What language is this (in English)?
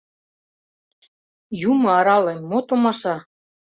Mari